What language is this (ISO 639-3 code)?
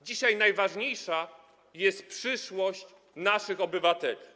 pol